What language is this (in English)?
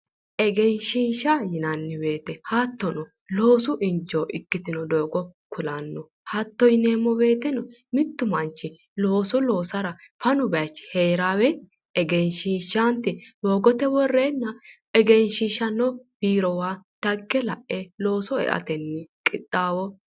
Sidamo